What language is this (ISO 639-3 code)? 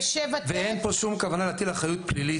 heb